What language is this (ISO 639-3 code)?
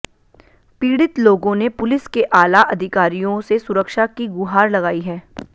hin